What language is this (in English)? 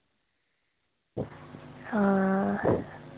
Dogri